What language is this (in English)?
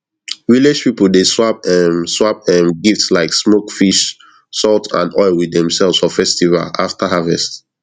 Nigerian Pidgin